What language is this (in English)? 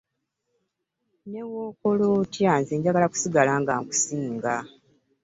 Ganda